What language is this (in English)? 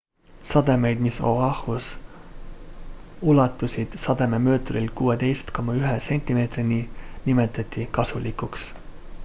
Estonian